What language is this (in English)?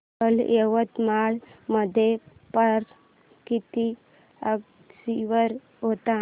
Marathi